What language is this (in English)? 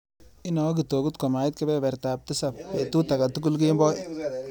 Kalenjin